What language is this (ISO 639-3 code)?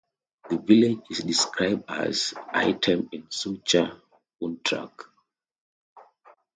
eng